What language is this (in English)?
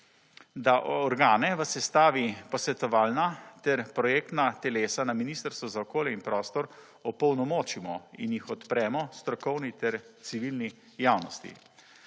Slovenian